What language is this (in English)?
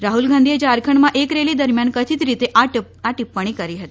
Gujarati